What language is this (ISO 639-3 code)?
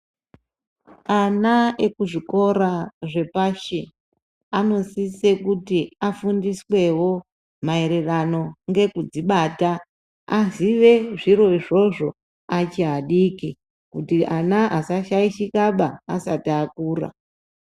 ndc